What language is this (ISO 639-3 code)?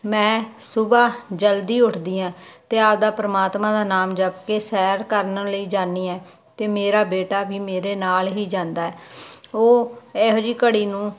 pan